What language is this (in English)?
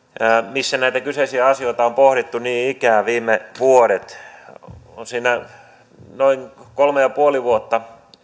Finnish